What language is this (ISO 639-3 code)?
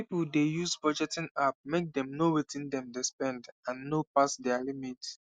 pcm